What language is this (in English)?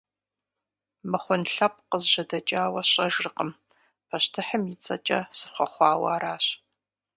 Kabardian